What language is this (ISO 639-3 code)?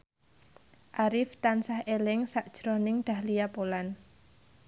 jav